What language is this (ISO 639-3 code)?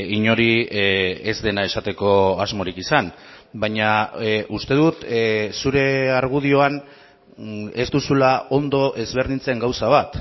eus